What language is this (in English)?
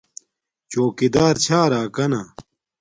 Domaaki